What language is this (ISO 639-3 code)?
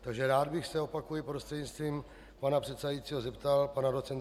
ces